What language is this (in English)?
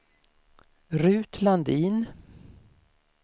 Swedish